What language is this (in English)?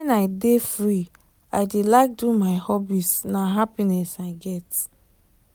Nigerian Pidgin